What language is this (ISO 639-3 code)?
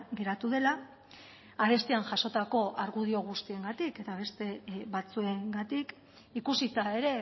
eus